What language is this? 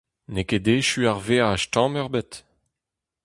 Breton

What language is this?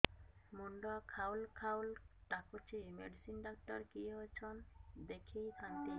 Odia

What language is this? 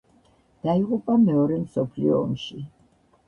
Georgian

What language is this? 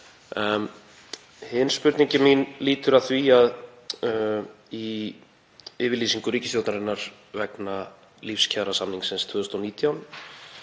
Icelandic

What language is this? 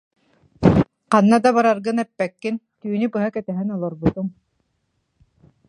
Yakut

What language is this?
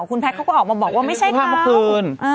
Thai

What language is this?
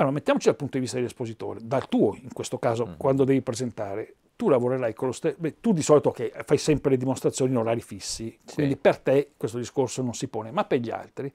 Italian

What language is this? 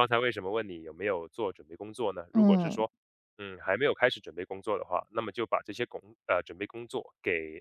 Chinese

